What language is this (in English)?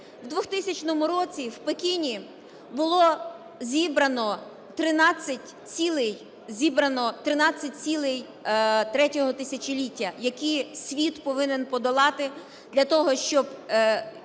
Ukrainian